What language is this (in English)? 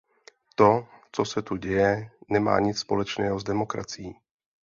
Czech